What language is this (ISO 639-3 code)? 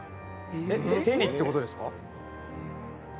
jpn